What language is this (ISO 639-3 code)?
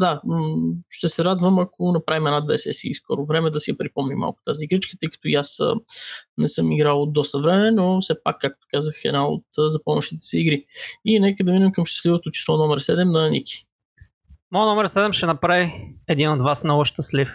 bul